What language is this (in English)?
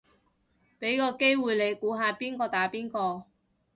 Cantonese